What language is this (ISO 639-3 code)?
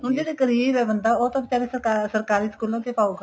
pan